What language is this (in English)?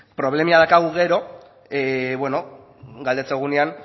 Basque